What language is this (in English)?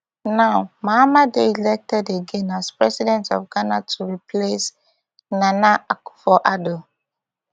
Nigerian Pidgin